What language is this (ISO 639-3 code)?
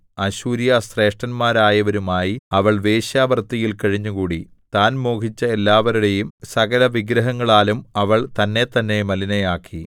mal